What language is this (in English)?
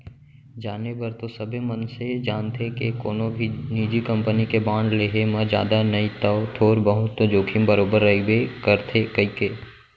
Chhattisgarhi